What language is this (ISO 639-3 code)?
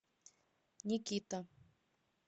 rus